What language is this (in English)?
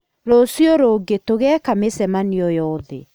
Kikuyu